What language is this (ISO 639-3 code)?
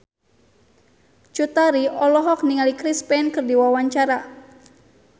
sun